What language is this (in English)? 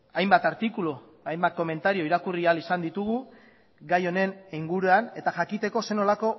Basque